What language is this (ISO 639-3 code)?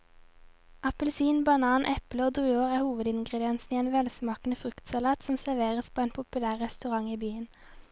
nor